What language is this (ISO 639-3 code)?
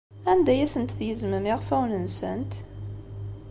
kab